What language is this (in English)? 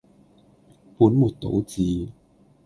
Cantonese